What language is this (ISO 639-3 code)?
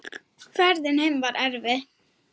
isl